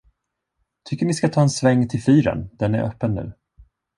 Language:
Swedish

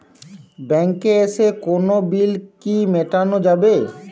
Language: Bangla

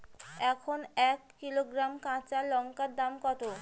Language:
Bangla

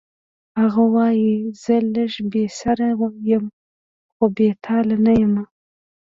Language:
Pashto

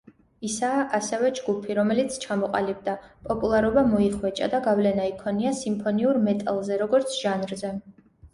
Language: Georgian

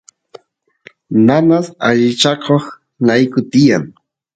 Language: Santiago del Estero Quichua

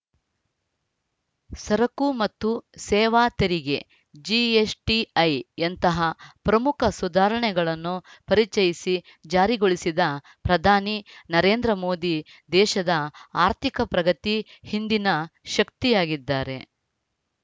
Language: Kannada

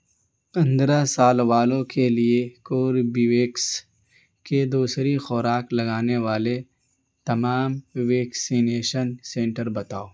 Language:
Urdu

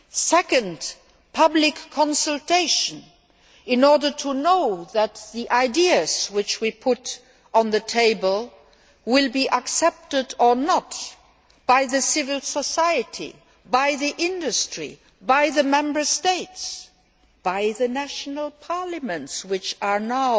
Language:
English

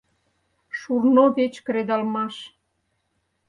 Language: Mari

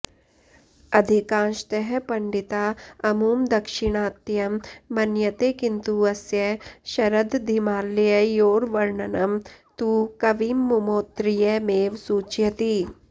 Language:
Sanskrit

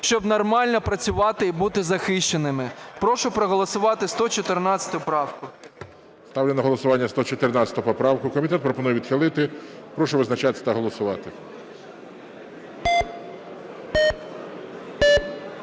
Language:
Ukrainian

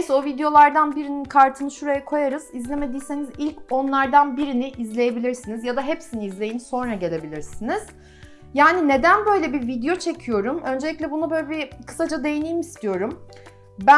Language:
Turkish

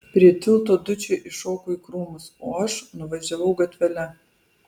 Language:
Lithuanian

